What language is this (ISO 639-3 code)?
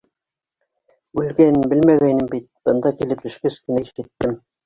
bak